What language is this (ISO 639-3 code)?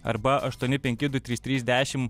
lit